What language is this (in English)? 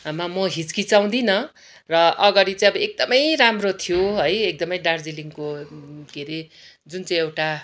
Nepali